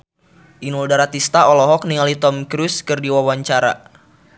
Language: Sundanese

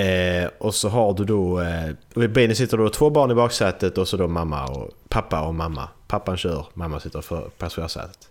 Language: Swedish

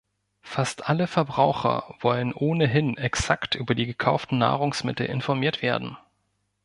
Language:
German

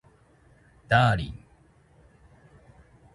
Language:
Japanese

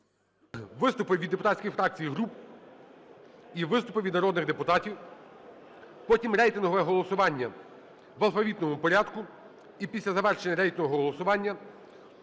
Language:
Ukrainian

